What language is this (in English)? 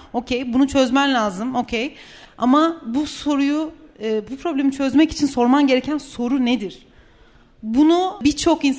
Turkish